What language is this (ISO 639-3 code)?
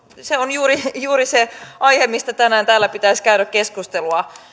fin